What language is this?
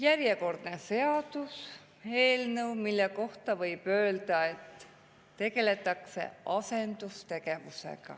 Estonian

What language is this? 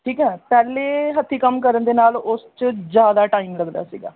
Punjabi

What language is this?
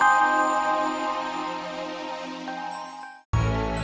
Indonesian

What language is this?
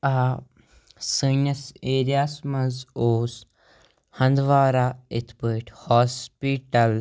Kashmiri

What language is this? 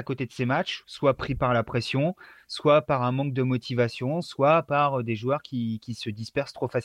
French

